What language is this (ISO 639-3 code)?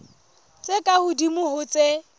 sot